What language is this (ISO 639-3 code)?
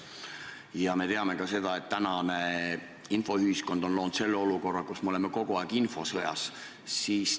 est